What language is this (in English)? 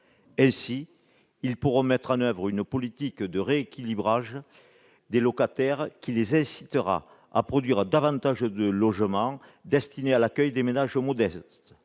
French